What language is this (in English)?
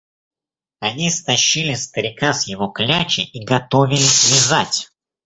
Russian